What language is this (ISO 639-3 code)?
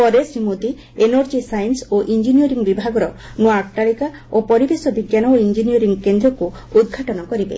ori